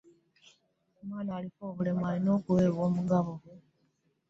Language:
Ganda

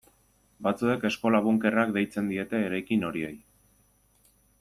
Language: Basque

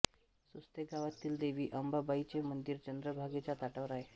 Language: Marathi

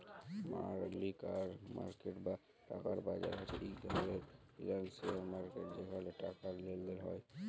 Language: Bangla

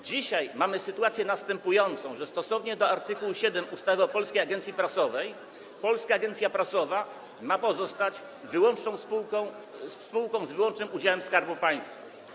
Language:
Polish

